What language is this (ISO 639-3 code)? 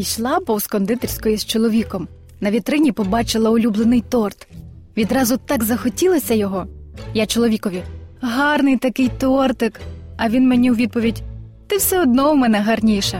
ukr